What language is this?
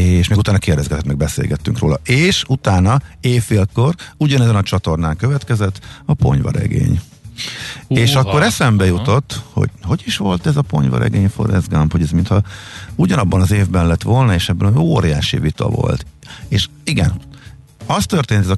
Hungarian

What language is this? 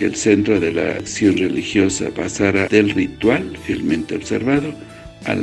Spanish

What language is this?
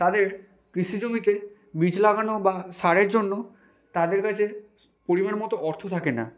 Bangla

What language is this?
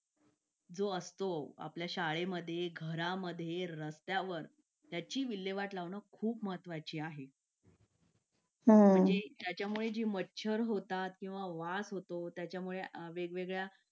Marathi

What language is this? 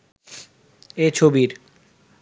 Bangla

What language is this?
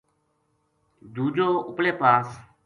Gujari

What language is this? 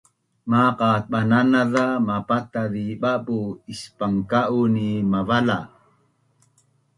Bunun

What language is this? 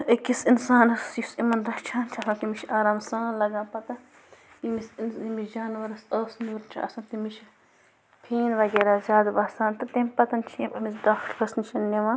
Kashmiri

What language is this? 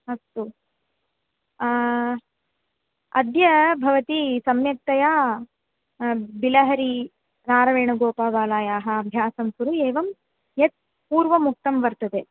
Sanskrit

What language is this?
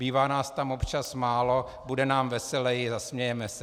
Czech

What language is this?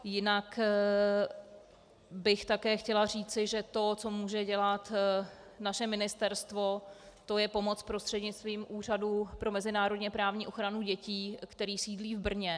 Czech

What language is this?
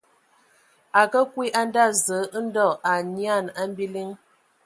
Ewondo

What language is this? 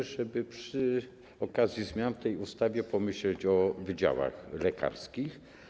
Polish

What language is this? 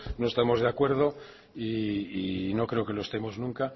Spanish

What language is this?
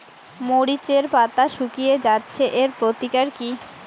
Bangla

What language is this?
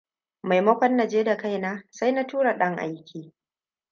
Hausa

